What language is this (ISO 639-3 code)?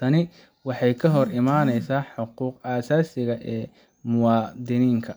som